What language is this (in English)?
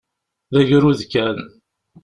Kabyle